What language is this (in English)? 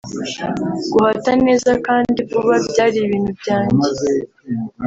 Kinyarwanda